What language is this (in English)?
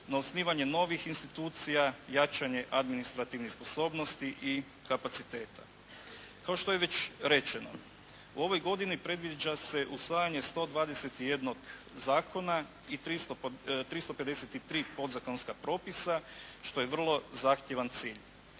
Croatian